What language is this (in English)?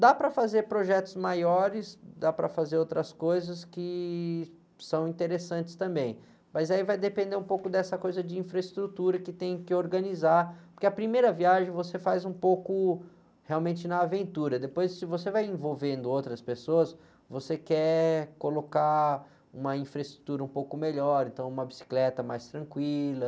Portuguese